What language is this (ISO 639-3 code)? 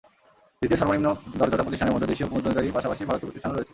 ben